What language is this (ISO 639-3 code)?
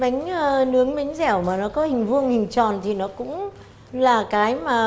vie